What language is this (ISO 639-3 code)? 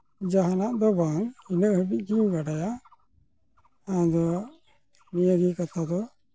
sat